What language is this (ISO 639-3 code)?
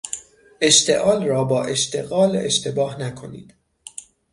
fas